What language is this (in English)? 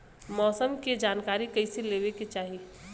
Bhojpuri